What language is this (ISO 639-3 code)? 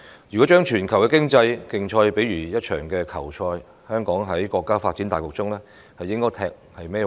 yue